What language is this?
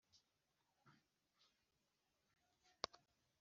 Kinyarwanda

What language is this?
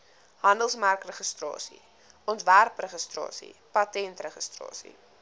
Afrikaans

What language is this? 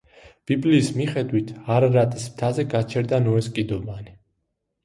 Georgian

